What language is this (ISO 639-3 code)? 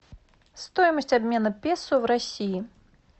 rus